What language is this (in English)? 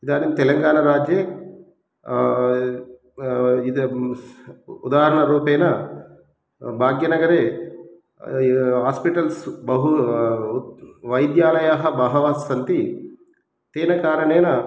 Sanskrit